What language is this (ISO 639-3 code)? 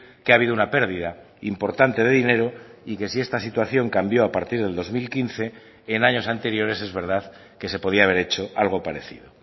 spa